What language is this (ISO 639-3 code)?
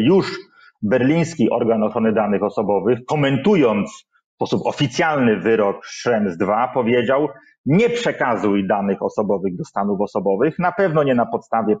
pol